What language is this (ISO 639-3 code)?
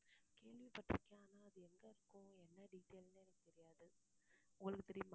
tam